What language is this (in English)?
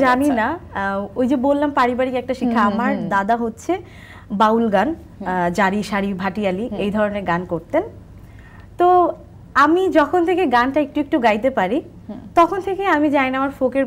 Hindi